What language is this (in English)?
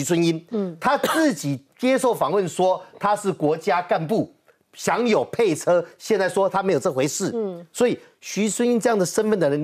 Chinese